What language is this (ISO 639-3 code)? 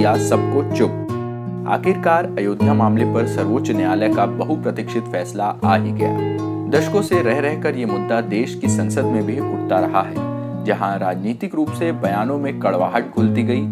hin